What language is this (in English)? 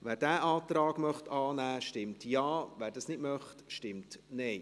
Swiss German